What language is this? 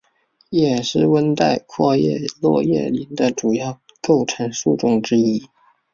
Chinese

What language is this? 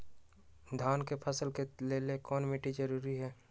Magahi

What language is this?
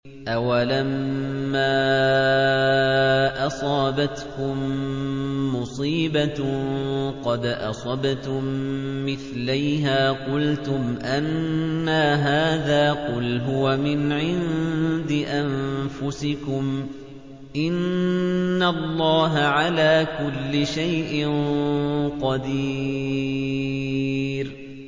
Arabic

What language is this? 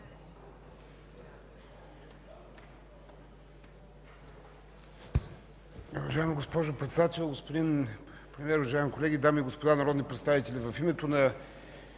Bulgarian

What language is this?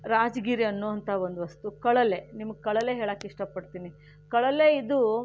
Kannada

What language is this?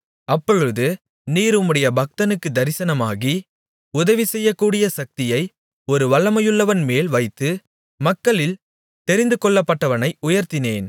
Tamil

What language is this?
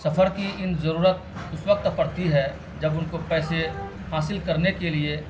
Urdu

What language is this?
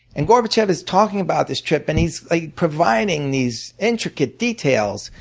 English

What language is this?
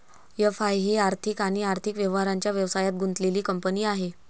Marathi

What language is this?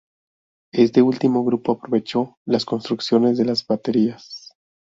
Spanish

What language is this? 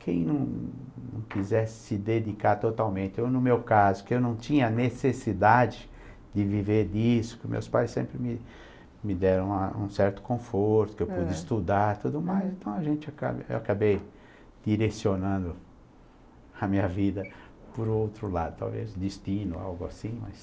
Portuguese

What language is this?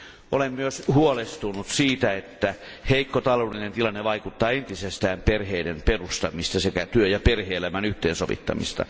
Finnish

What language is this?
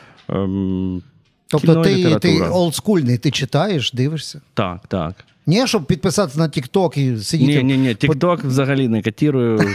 Ukrainian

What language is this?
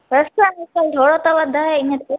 Sindhi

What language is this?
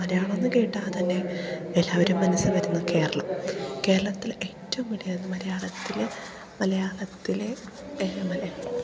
Malayalam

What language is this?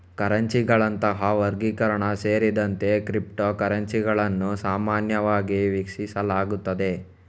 Kannada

